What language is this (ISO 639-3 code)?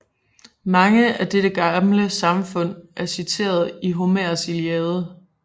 dan